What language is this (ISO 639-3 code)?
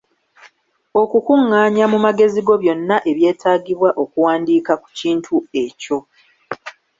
lug